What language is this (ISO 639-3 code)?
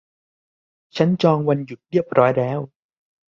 tha